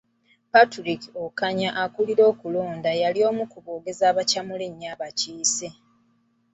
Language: Ganda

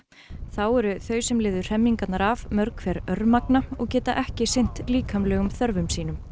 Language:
Icelandic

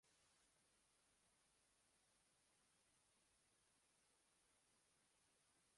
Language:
Uzbek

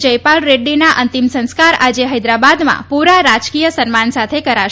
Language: Gujarati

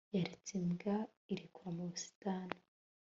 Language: Kinyarwanda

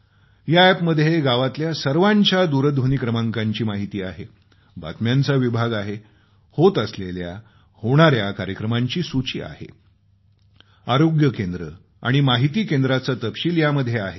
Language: Marathi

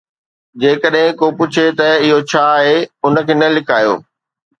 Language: Sindhi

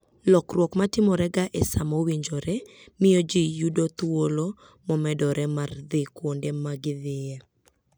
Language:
Luo (Kenya and Tanzania)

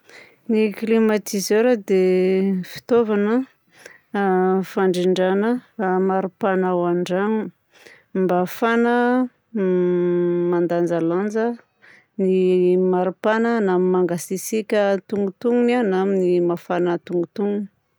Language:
Southern Betsimisaraka Malagasy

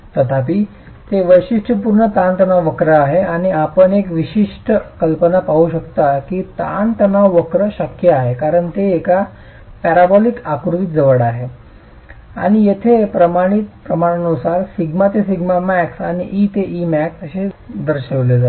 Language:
Marathi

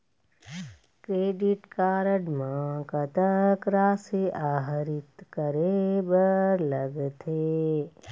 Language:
Chhattisgarhi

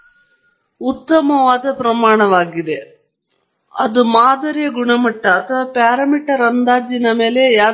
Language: Kannada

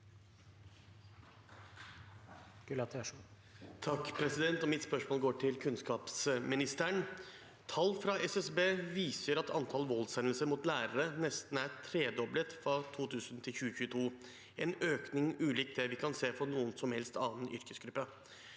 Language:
Norwegian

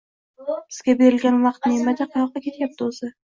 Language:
Uzbek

